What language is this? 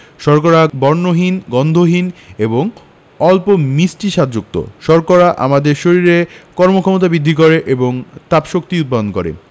Bangla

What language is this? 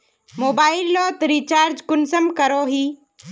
Magahi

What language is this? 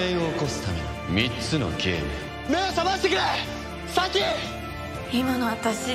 Japanese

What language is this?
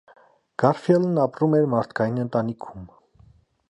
Armenian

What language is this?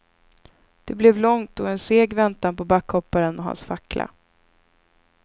Swedish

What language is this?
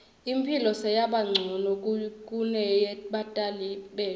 Swati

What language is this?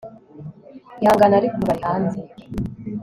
Kinyarwanda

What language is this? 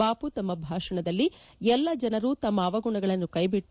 Kannada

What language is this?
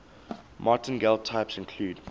English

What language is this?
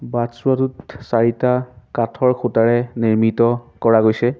Assamese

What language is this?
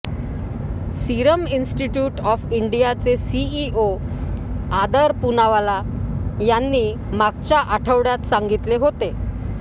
Marathi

